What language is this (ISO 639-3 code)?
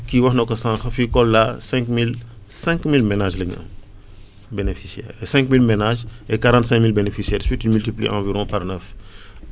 wol